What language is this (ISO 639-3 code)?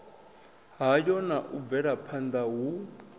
ven